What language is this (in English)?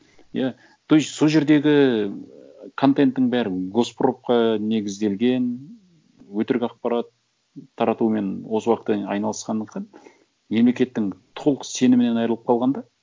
Kazakh